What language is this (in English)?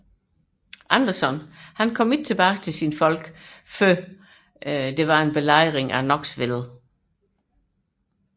Danish